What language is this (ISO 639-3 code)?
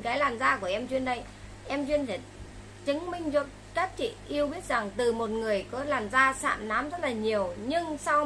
vie